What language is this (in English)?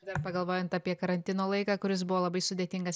Lithuanian